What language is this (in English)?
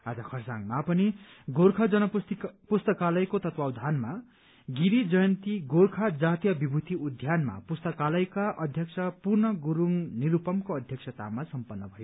Nepali